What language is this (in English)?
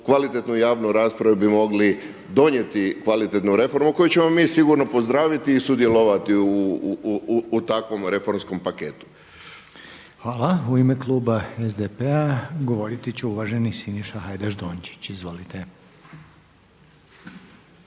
Croatian